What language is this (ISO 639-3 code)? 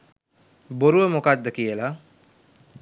sin